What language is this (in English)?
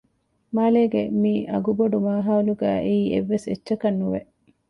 Divehi